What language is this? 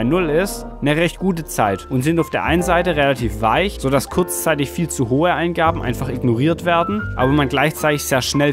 German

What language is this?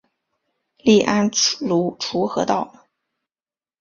Chinese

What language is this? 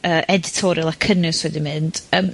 Welsh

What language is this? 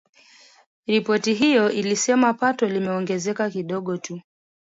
Swahili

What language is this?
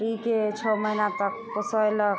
Maithili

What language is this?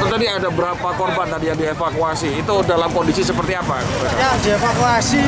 Indonesian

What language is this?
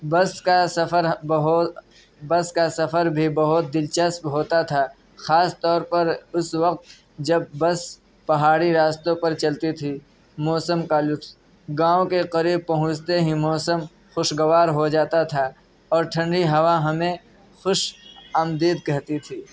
Urdu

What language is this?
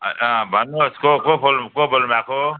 Nepali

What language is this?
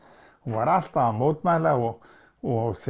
Icelandic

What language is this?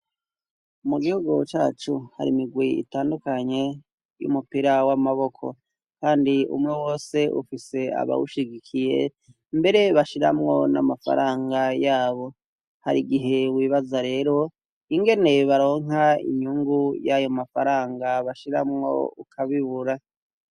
Rundi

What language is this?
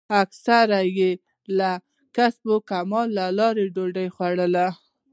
Pashto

